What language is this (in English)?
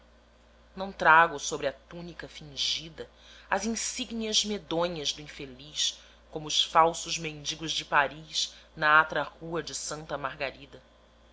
Portuguese